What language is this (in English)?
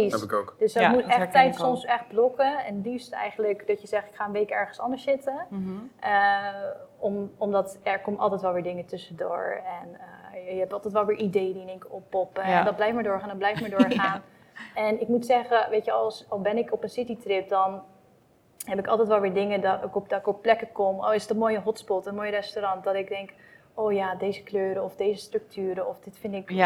Dutch